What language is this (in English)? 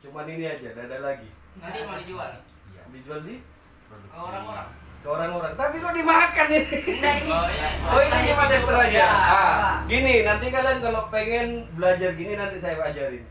Indonesian